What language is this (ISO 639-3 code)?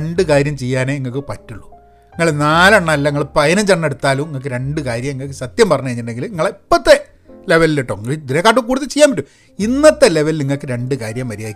mal